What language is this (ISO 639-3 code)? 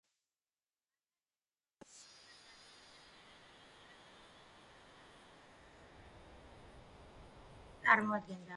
kat